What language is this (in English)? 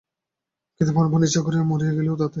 Bangla